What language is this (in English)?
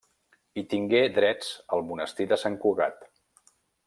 Catalan